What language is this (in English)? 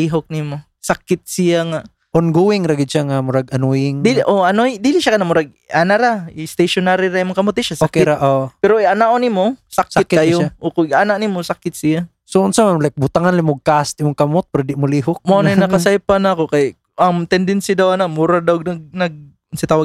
Filipino